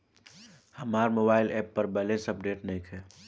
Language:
Bhojpuri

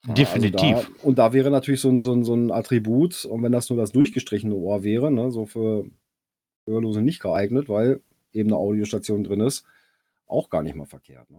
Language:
German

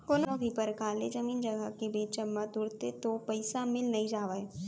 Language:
Chhattisgarhi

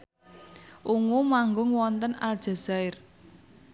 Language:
Javanese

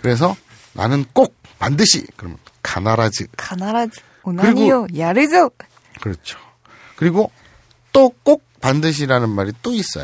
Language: Korean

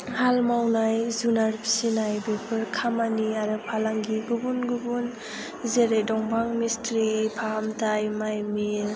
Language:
Bodo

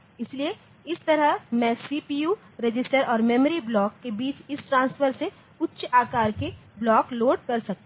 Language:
Hindi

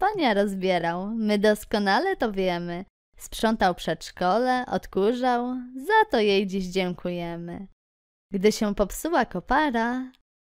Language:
Polish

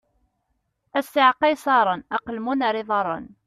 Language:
Kabyle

